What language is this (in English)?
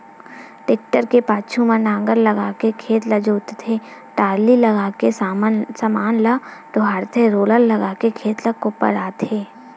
Chhattisgarhi